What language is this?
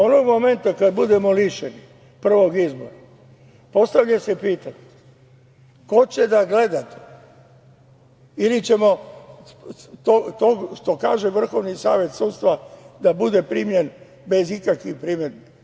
Serbian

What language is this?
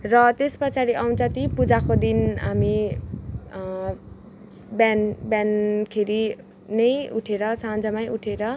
Nepali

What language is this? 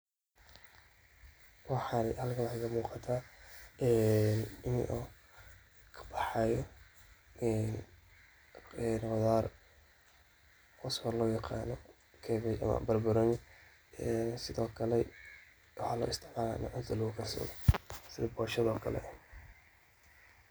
Somali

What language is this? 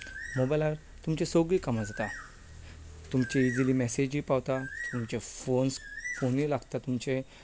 Konkani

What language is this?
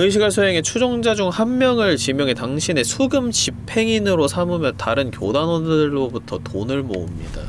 Korean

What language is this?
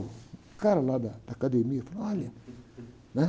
Portuguese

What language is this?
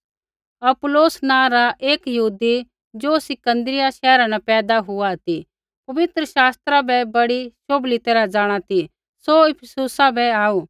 Kullu Pahari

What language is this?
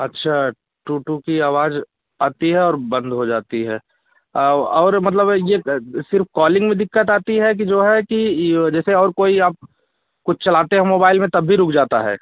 Hindi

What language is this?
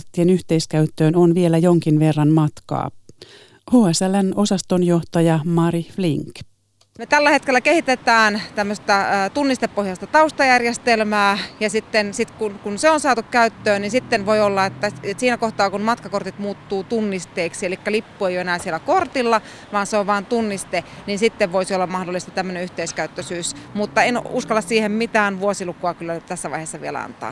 Finnish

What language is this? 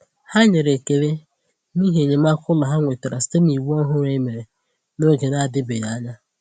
Igbo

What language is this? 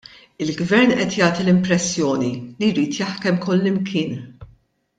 Maltese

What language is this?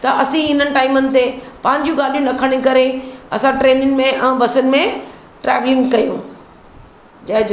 Sindhi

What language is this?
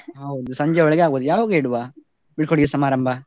Kannada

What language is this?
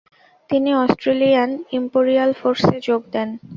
Bangla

